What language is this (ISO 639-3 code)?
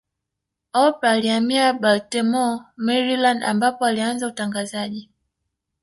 swa